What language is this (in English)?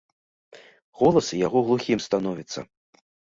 Belarusian